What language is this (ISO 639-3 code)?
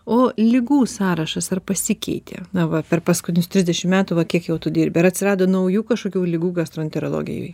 lit